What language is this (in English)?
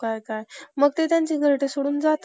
Marathi